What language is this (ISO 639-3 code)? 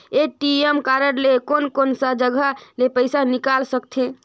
hne